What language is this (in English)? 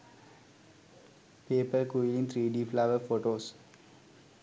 Sinhala